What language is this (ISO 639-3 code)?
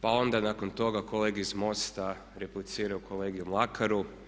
hrv